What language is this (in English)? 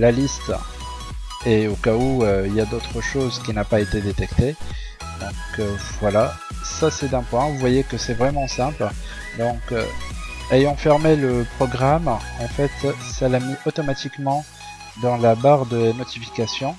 French